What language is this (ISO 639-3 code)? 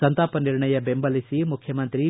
kan